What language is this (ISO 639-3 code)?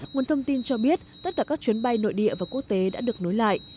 vie